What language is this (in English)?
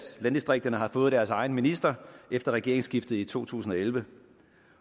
Danish